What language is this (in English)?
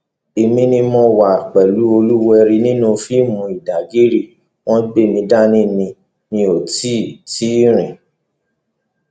Yoruba